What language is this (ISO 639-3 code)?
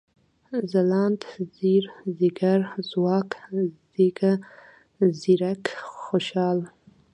pus